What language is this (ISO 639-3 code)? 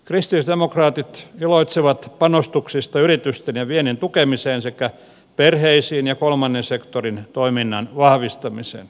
fin